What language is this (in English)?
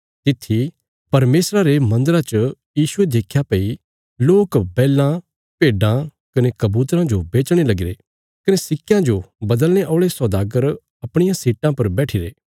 Bilaspuri